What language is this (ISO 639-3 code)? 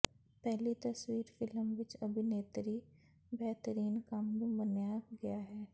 pan